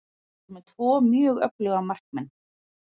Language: Icelandic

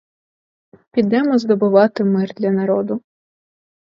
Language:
Ukrainian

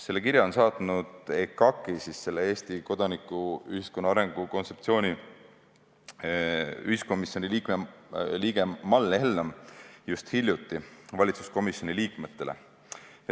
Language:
Estonian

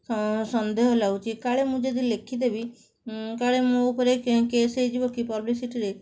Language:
Odia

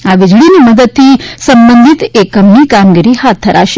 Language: Gujarati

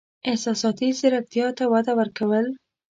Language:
Pashto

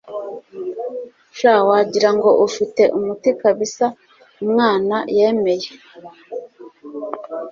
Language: Kinyarwanda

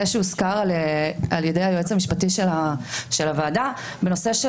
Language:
Hebrew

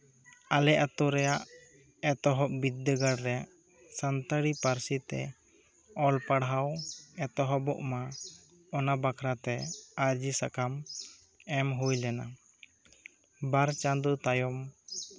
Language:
Santali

